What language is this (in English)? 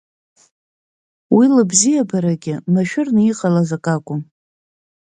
Abkhazian